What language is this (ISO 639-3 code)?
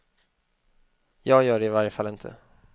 swe